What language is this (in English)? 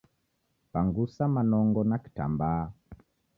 Taita